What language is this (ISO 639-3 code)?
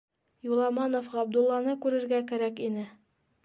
bak